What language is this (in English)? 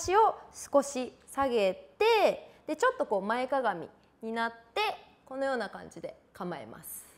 Japanese